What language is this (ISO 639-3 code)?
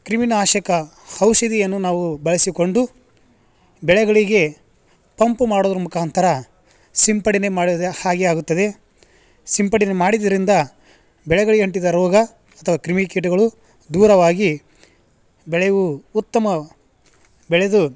kan